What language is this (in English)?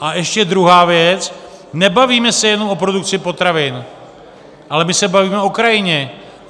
Czech